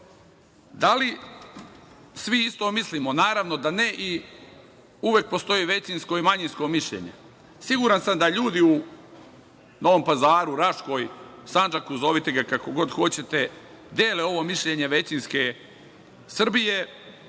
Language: Serbian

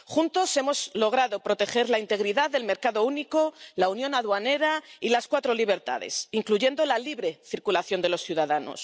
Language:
Spanish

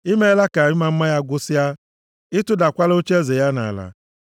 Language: Igbo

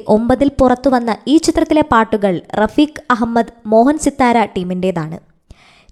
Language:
Malayalam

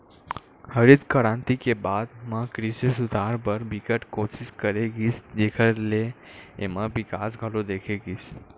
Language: Chhattisgarhi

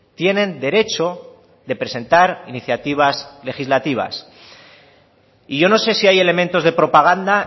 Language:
Spanish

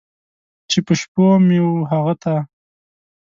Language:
Pashto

